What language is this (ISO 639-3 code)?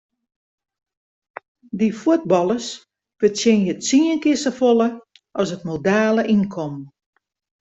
fry